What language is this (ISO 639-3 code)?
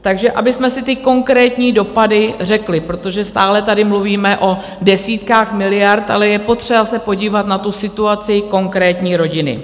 ces